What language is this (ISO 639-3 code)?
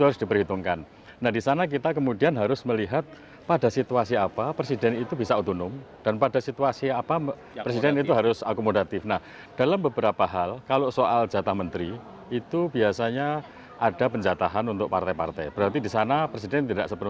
ind